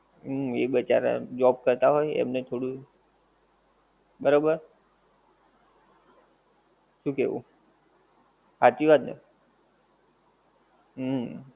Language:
Gujarati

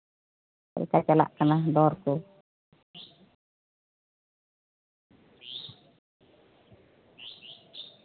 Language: Santali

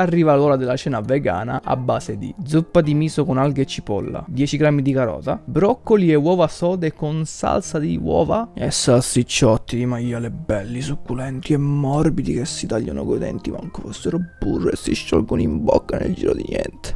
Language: Italian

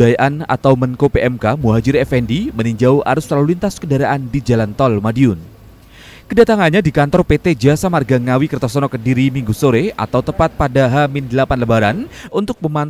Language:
Indonesian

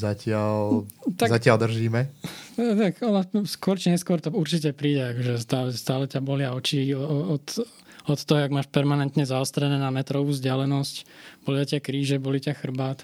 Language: Slovak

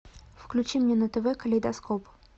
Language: Russian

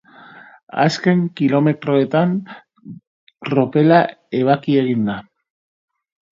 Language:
Basque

